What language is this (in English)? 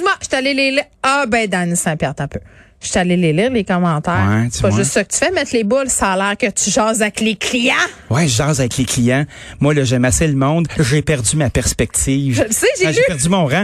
French